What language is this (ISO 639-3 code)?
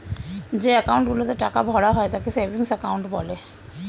ben